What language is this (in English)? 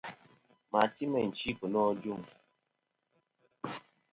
Kom